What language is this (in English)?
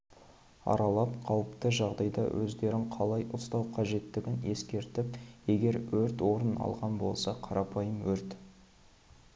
Kazakh